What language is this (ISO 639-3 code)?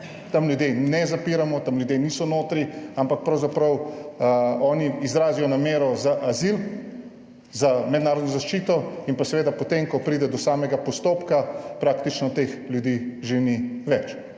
slv